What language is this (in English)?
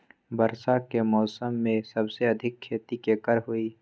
Magahi